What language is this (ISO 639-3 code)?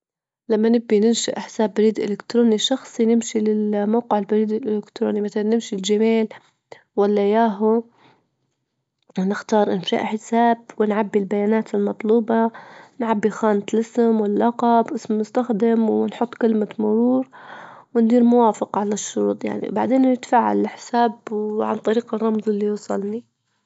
ayl